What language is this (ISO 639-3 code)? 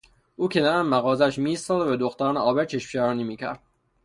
fas